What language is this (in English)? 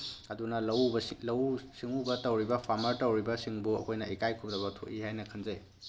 Manipuri